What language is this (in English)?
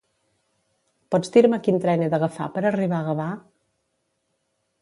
Catalan